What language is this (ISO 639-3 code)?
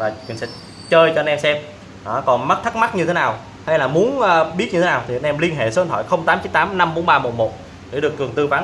vie